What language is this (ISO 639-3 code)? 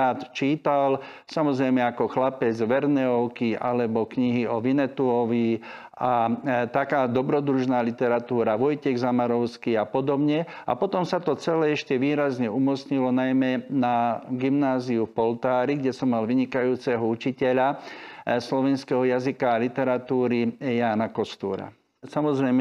slk